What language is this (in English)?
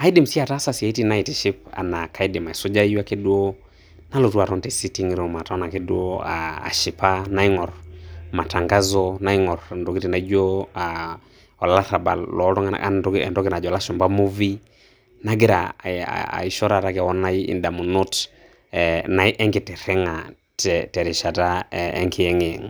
Masai